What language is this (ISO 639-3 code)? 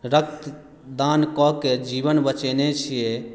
mai